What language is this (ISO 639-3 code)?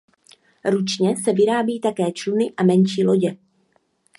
ces